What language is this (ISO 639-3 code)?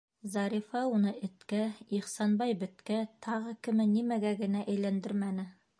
bak